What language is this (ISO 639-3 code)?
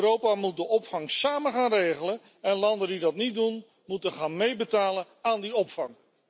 nld